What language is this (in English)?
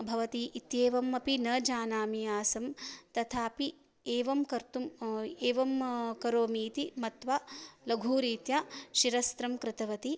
Sanskrit